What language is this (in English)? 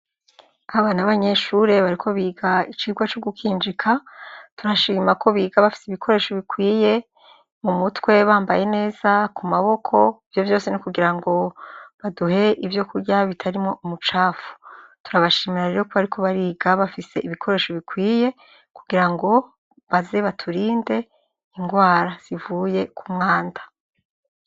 Rundi